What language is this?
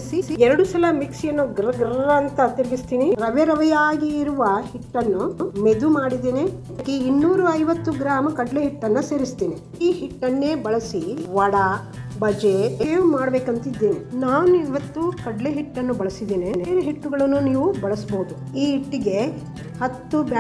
Kannada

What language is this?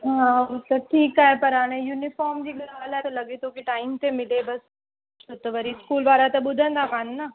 Sindhi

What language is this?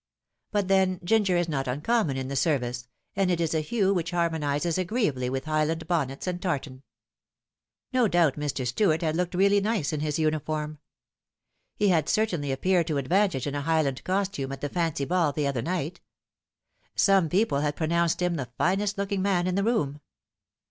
English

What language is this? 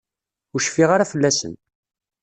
Kabyle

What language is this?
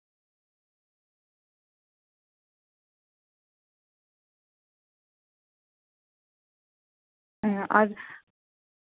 Santali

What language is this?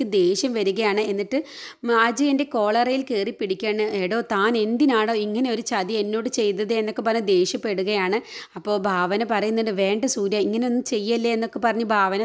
Malayalam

